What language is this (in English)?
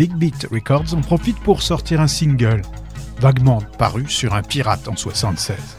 French